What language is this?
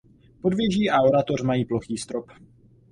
Czech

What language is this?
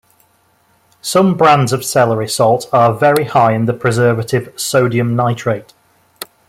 English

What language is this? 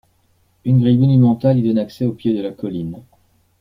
French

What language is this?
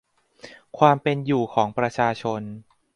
Thai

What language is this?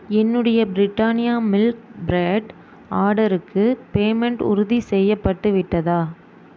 Tamil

